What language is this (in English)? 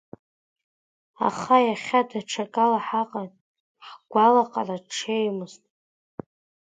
Abkhazian